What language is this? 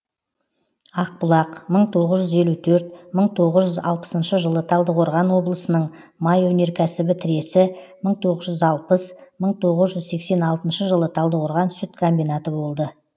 Kazakh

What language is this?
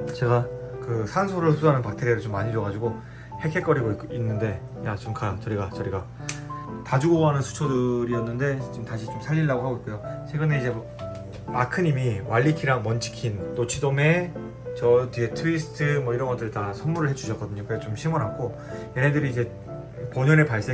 Korean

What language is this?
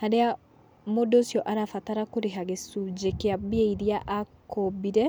Kikuyu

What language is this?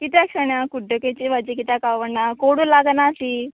Konkani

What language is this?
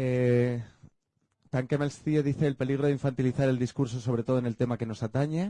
Spanish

